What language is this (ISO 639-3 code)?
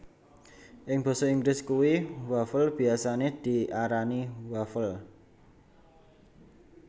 jav